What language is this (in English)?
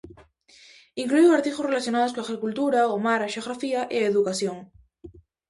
Galician